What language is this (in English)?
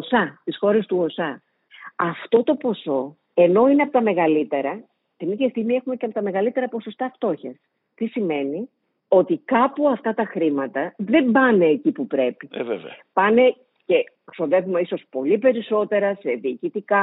Greek